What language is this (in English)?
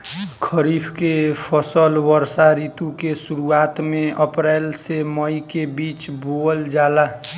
Bhojpuri